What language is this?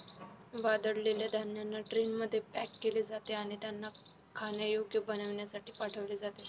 Marathi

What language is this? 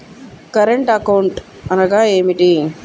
Telugu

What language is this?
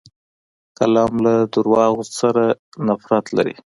Pashto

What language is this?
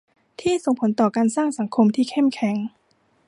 Thai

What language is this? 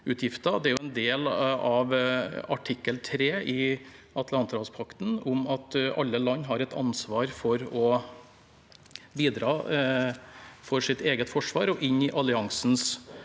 Norwegian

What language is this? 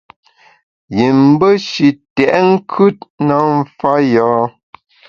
Bamun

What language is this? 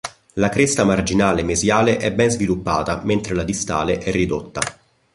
Italian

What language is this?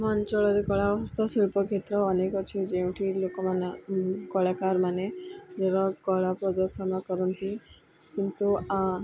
Odia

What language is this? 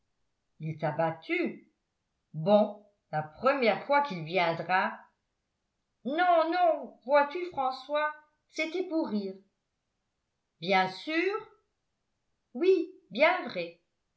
French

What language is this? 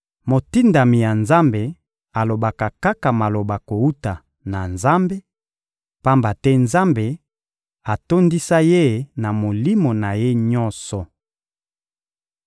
Lingala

